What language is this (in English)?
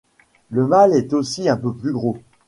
French